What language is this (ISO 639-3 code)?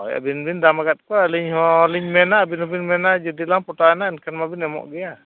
sat